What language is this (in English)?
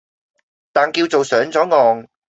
Cantonese